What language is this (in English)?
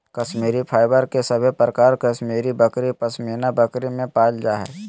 Magahi